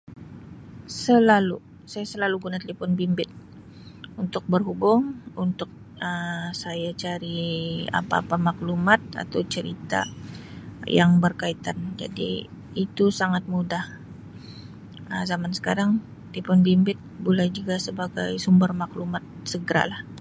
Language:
Sabah Malay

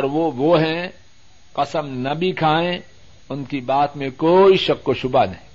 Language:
Urdu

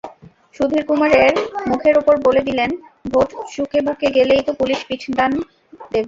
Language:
Bangla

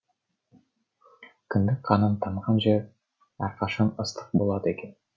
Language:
Kazakh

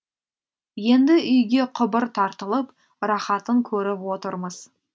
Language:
Kazakh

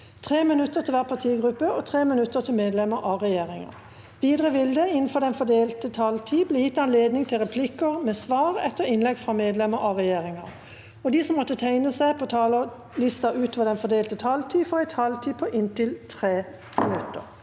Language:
Norwegian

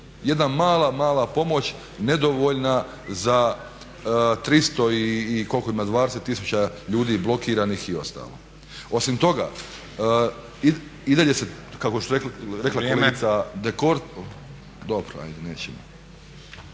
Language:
Croatian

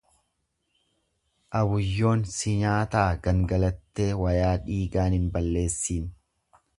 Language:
Oromo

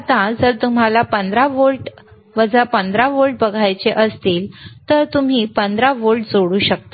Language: Marathi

